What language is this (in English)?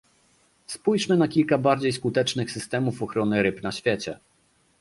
Polish